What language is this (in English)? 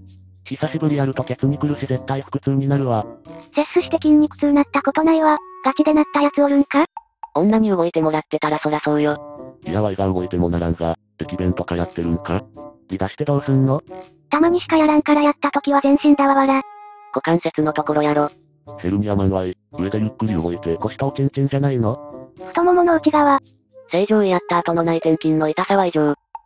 Japanese